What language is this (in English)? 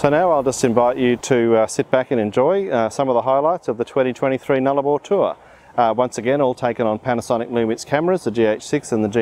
English